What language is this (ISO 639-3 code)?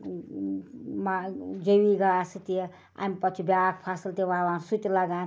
kas